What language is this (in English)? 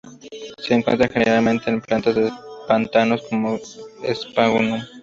Spanish